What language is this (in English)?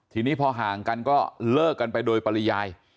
Thai